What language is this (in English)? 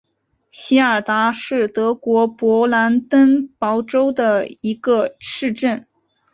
Chinese